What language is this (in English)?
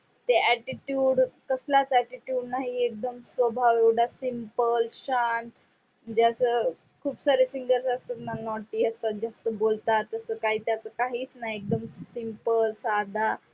Marathi